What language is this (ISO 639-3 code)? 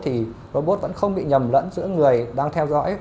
vie